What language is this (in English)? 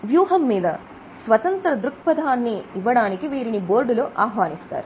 Telugu